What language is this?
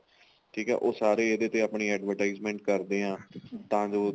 Punjabi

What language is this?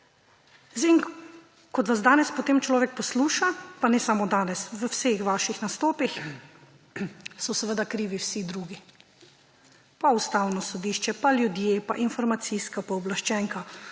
Slovenian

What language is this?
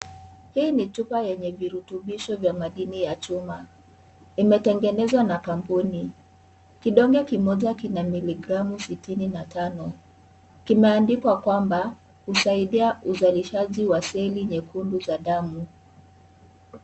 Swahili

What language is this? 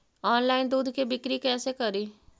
Magahi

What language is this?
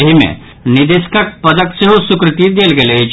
Maithili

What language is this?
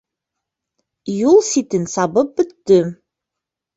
Bashkir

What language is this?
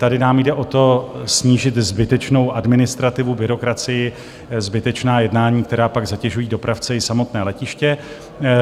Czech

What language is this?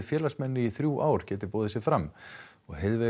Icelandic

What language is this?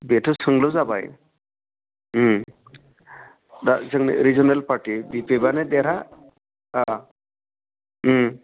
Bodo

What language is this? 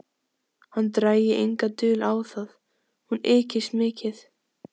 Icelandic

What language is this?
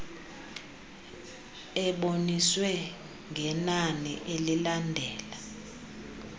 Xhosa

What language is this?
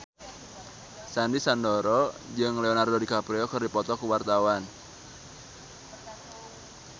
Sundanese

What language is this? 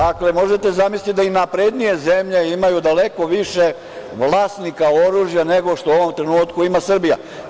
Serbian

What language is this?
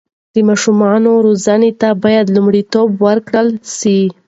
Pashto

